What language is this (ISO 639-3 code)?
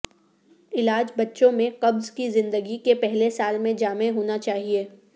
urd